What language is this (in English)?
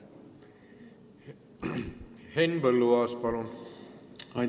Estonian